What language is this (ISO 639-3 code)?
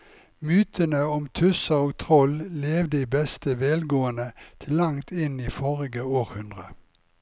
nor